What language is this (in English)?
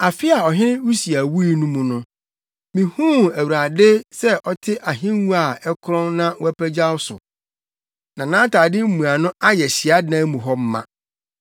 Akan